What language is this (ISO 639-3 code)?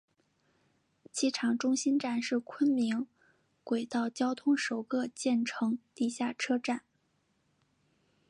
zho